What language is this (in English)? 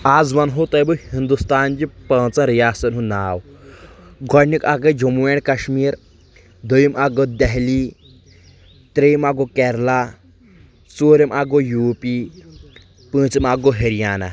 Kashmiri